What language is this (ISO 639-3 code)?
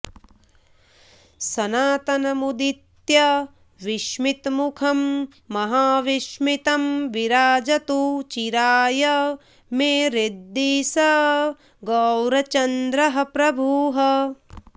san